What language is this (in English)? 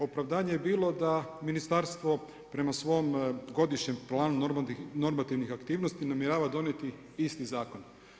Croatian